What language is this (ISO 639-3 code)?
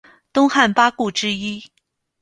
zho